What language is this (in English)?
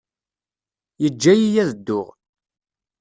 Kabyle